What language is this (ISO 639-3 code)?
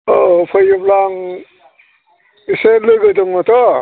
brx